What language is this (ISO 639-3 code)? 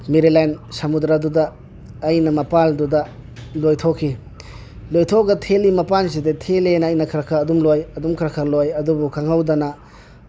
mni